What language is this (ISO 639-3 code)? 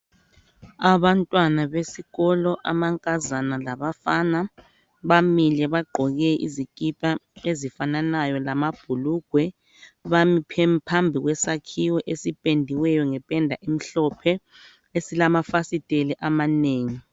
nde